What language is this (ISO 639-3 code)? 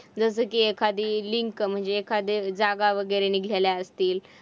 mar